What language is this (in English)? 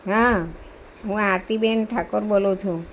Gujarati